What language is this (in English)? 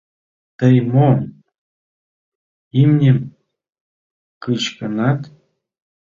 Mari